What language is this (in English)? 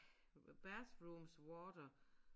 Danish